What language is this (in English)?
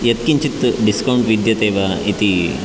Sanskrit